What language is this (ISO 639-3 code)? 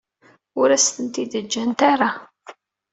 kab